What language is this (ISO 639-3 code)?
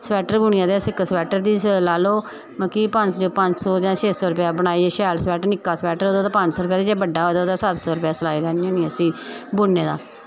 doi